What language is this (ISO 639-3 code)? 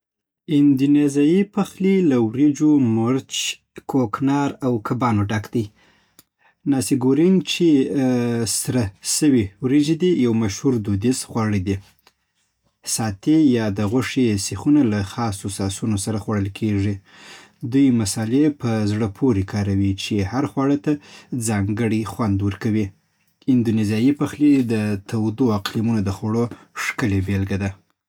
pbt